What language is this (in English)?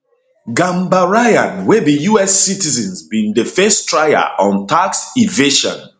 Nigerian Pidgin